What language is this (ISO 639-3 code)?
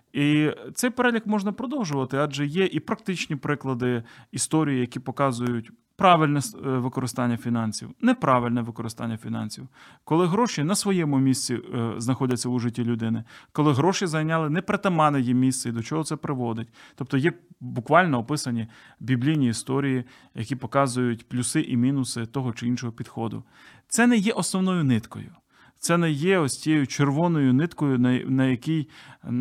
ukr